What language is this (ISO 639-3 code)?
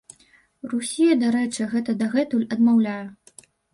bel